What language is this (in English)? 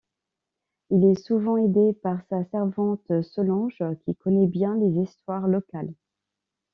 French